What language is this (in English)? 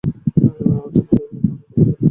Bangla